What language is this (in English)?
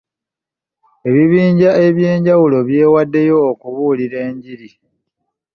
Ganda